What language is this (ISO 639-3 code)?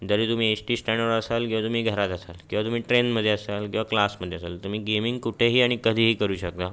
mar